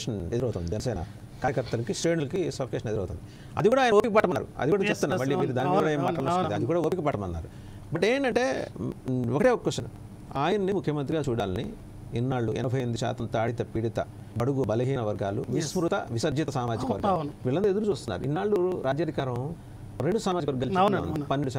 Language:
Telugu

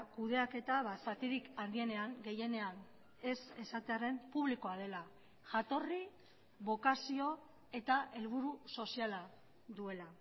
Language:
Basque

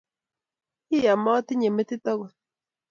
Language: Kalenjin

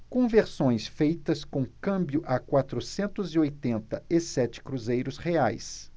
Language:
Portuguese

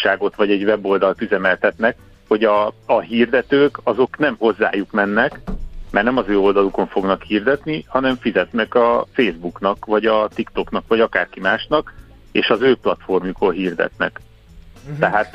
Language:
Hungarian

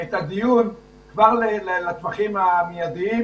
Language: Hebrew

